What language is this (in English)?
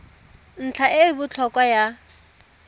Tswana